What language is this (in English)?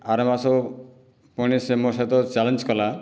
Odia